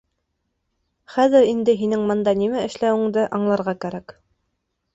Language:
Bashkir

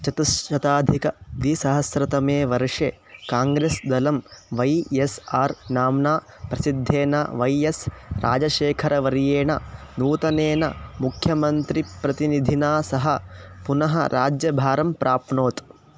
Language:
Sanskrit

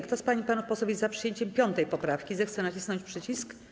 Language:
Polish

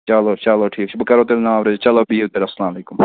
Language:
Kashmiri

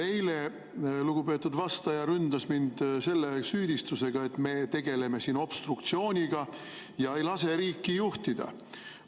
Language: Estonian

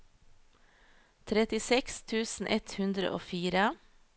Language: Norwegian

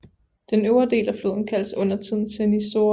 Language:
Danish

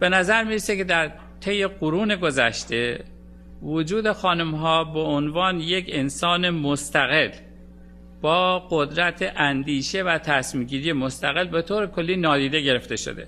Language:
Persian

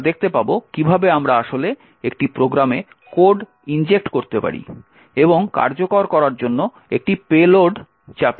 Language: Bangla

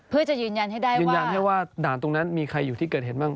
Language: Thai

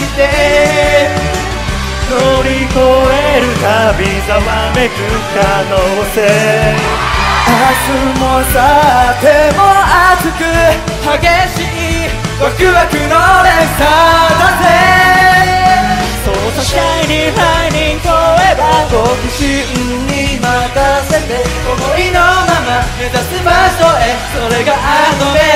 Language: Korean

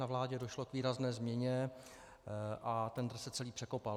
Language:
Czech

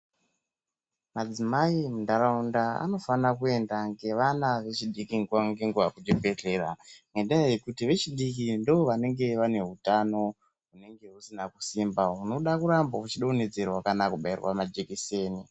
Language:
Ndau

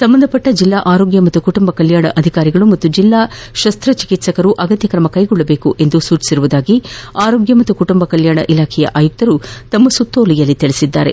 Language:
Kannada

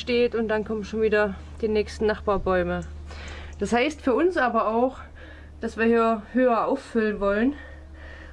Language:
German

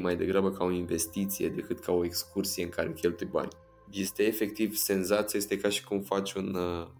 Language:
Romanian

